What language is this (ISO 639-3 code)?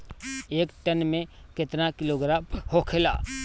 bho